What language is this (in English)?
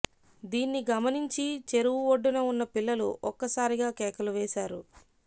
Telugu